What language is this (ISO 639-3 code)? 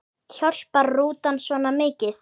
isl